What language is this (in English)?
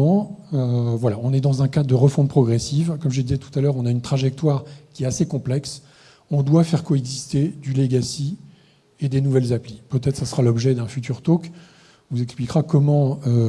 French